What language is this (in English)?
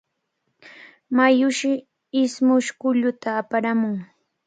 Cajatambo North Lima Quechua